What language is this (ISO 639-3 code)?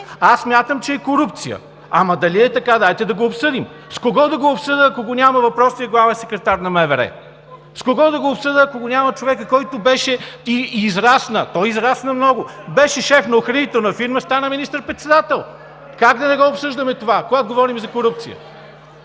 bul